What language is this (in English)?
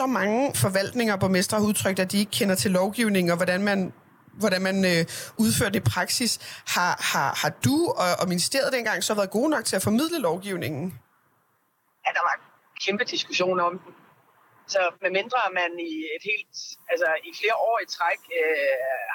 Danish